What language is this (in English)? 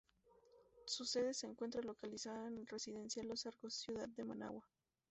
Spanish